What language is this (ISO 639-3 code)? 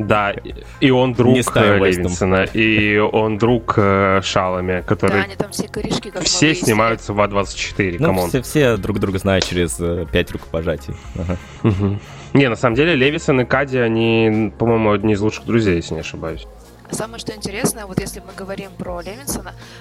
rus